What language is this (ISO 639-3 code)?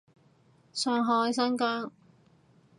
yue